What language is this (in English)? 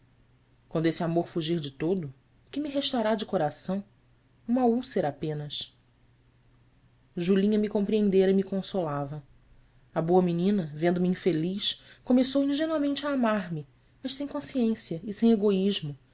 Portuguese